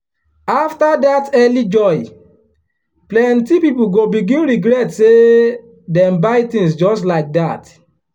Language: Nigerian Pidgin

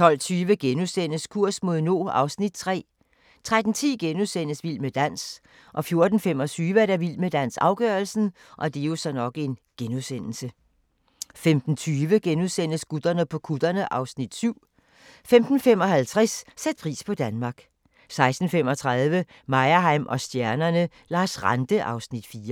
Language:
Danish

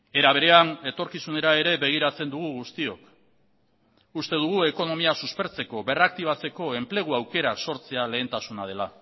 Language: Basque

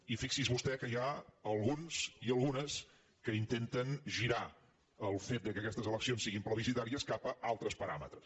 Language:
Catalan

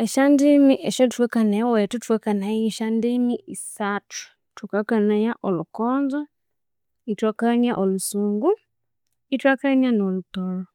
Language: Konzo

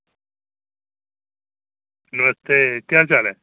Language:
Dogri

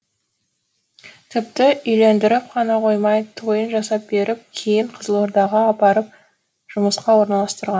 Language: Kazakh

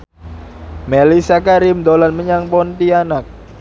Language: Javanese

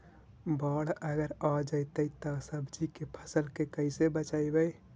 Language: Magahi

